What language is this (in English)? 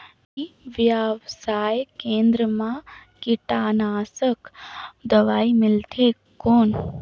Chhattisgarhi